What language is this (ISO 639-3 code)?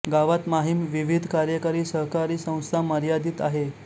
mar